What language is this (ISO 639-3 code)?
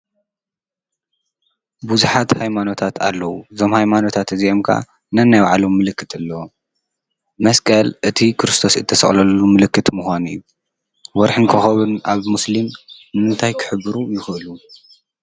tir